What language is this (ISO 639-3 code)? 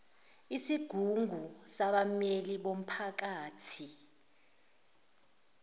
zul